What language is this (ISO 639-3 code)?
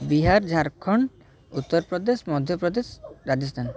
ori